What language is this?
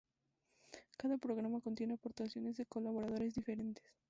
Spanish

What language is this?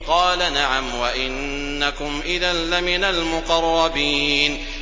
Arabic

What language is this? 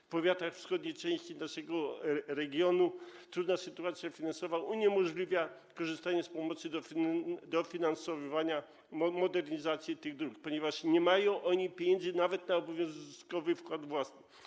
Polish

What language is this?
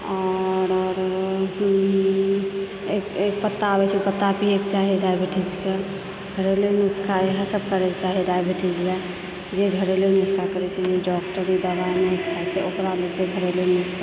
Maithili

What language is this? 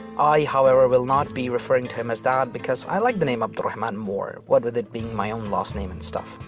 English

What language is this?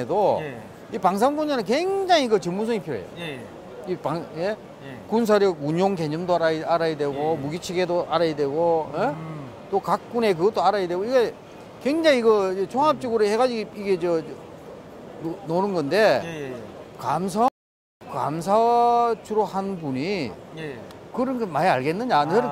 Korean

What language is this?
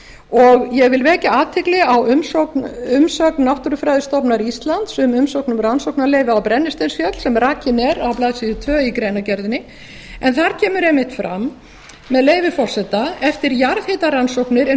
Icelandic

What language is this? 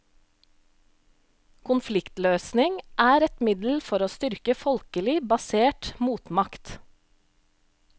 Norwegian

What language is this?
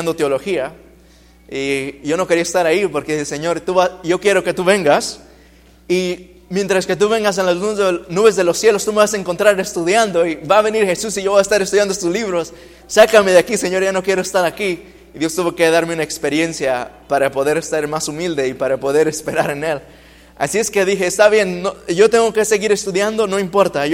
Spanish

